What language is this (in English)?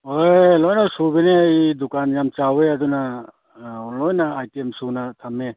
Manipuri